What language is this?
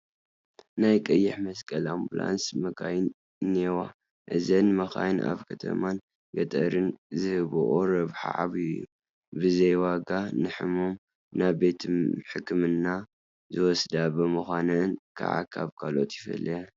Tigrinya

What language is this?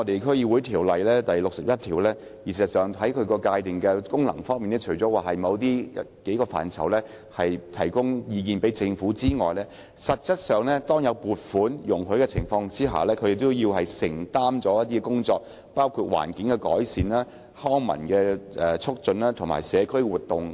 Cantonese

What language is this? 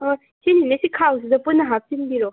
Manipuri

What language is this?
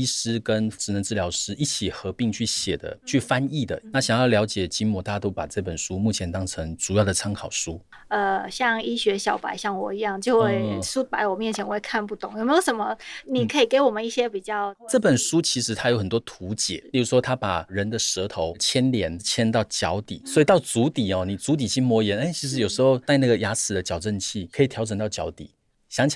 Chinese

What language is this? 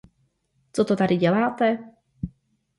Czech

